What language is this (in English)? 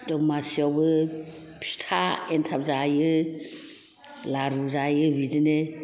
Bodo